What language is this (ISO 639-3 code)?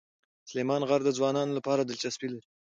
pus